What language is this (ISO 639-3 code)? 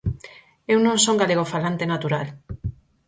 glg